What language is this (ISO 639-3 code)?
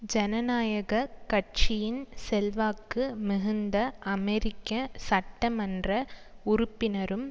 tam